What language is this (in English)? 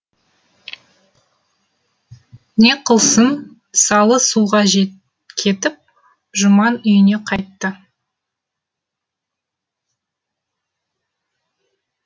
Kazakh